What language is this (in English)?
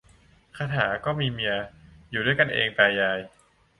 Thai